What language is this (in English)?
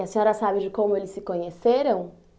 Portuguese